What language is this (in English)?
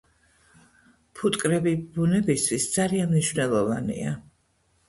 Georgian